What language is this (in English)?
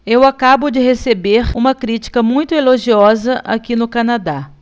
Portuguese